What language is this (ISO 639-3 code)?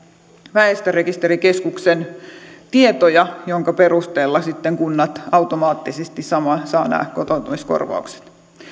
fin